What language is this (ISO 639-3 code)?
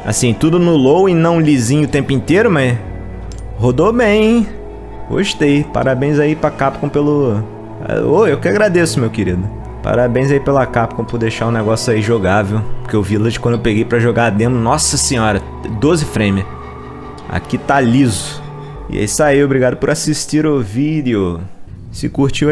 por